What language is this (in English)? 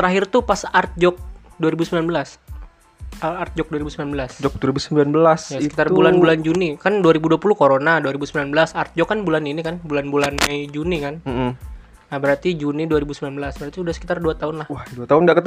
Indonesian